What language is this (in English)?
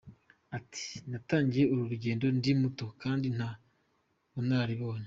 Kinyarwanda